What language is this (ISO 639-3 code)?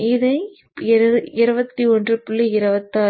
tam